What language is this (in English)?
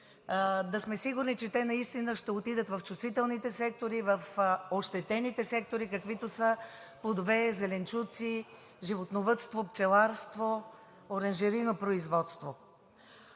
Bulgarian